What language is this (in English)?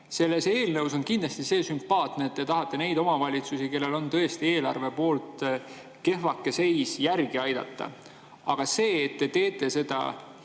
Estonian